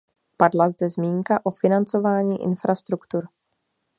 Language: Czech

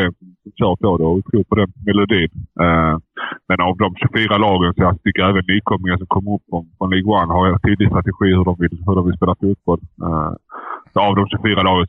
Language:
Swedish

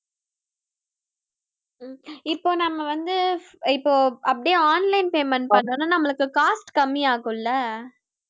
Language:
Tamil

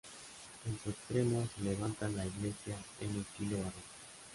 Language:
Spanish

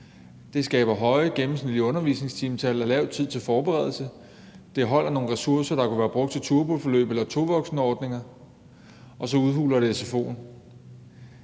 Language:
Danish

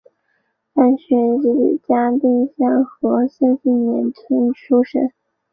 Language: Chinese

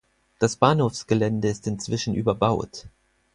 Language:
German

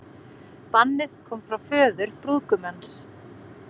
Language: Icelandic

